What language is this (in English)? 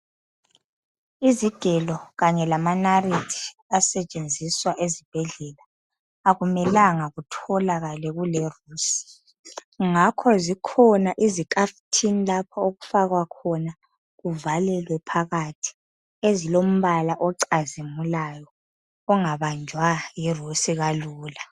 North Ndebele